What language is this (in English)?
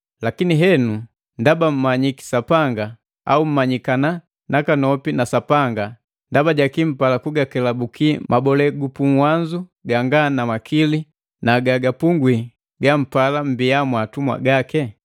Matengo